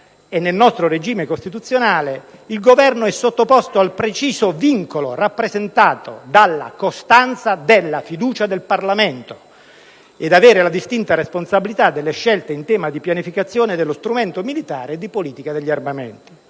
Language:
Italian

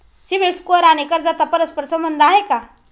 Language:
Marathi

